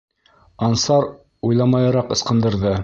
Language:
Bashkir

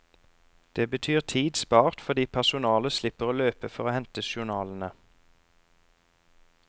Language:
Norwegian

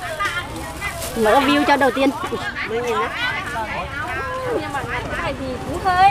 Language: Vietnamese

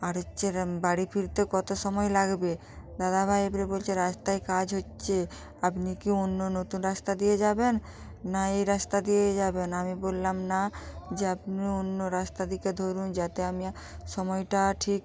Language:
Bangla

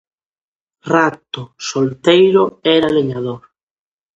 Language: Galician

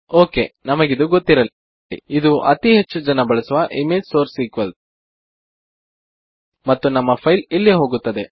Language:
Kannada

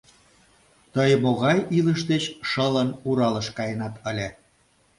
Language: Mari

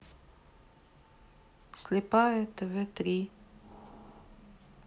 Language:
Russian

